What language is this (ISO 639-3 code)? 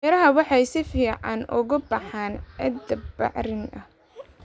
som